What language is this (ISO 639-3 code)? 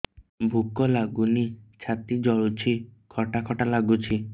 ori